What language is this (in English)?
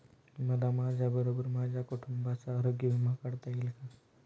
Marathi